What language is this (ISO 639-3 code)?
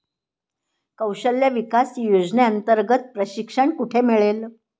mar